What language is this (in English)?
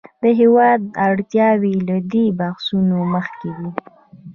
Pashto